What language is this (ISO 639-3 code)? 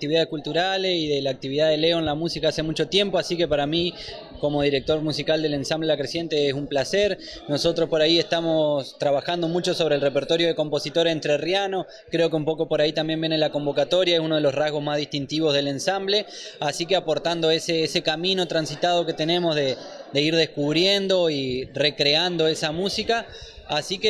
spa